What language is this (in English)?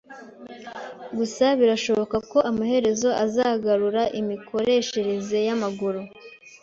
Kinyarwanda